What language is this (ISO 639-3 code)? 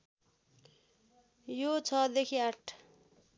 nep